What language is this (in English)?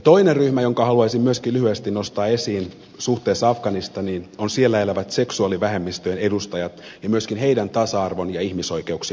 Finnish